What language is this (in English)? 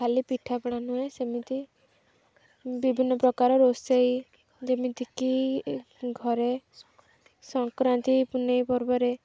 Odia